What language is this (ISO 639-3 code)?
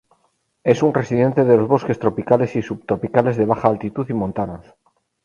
spa